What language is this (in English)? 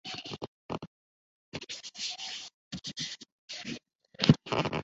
Tamil